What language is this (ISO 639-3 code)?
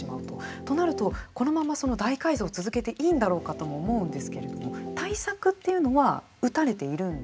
jpn